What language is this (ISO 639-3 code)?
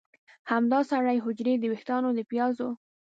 pus